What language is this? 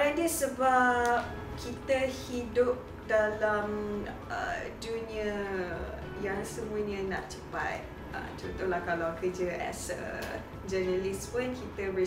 Malay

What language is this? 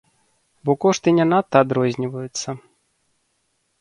Belarusian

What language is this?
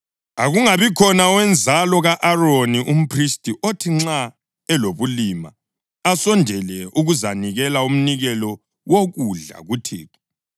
North Ndebele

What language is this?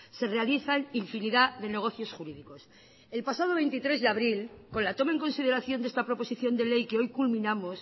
Spanish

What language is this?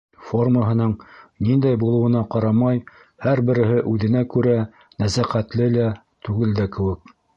Bashkir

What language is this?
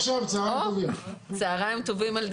Hebrew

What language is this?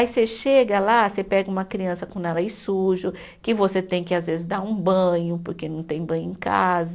Portuguese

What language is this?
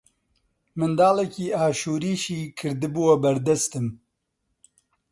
Central Kurdish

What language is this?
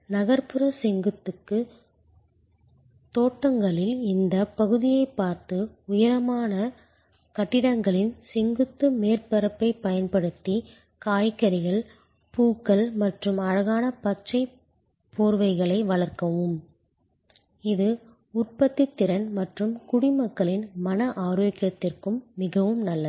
Tamil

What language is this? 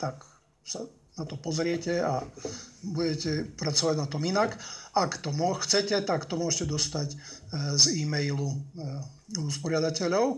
Slovak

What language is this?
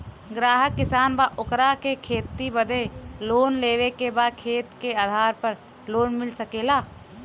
Bhojpuri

